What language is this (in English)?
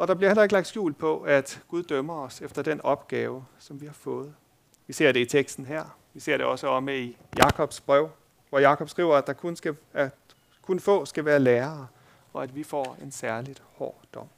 Danish